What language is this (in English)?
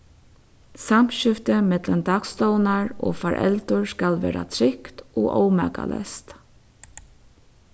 Faroese